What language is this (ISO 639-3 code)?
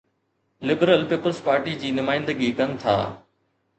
snd